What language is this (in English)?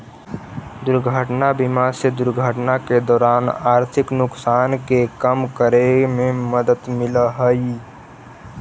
Magahi